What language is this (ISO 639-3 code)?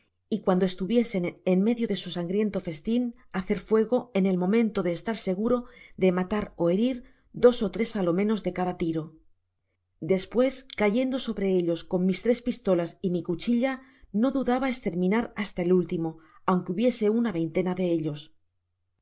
spa